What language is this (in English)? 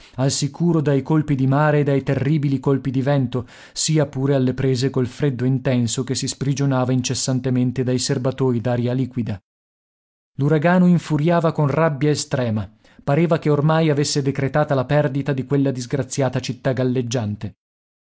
Italian